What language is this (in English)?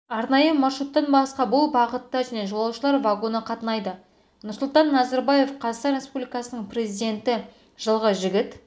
Kazakh